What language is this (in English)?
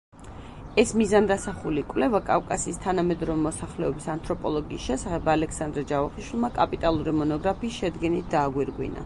Georgian